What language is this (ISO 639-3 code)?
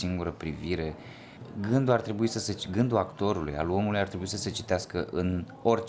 ron